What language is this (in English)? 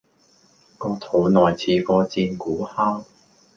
Cantonese